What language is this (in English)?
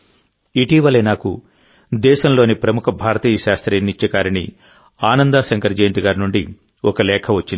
Telugu